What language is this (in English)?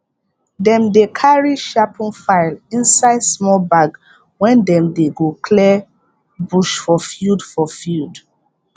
Nigerian Pidgin